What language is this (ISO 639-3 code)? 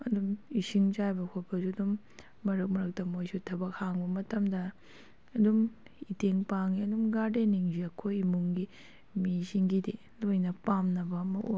mni